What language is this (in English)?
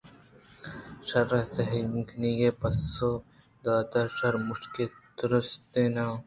Eastern Balochi